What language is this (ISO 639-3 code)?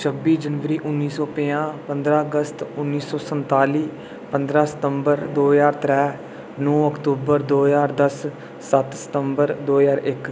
doi